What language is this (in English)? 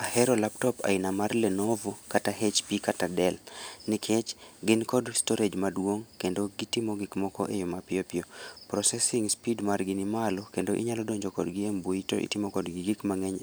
Luo (Kenya and Tanzania)